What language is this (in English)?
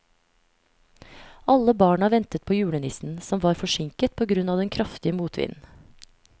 Norwegian